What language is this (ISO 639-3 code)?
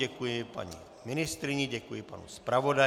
ces